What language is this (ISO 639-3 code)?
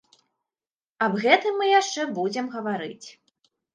bel